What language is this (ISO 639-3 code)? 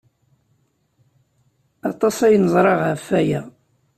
kab